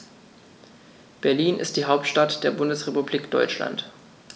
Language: German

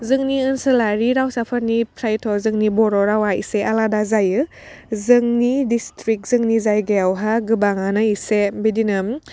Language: Bodo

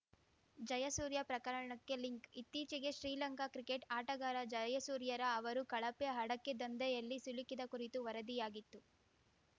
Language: Kannada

